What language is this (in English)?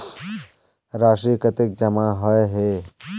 Magahi